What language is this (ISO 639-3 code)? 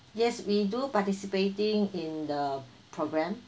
eng